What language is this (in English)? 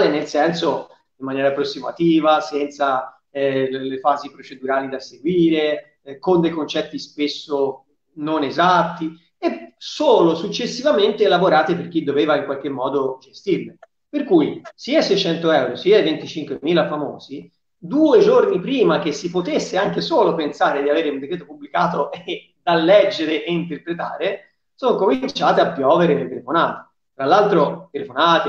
Italian